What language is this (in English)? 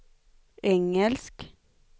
Swedish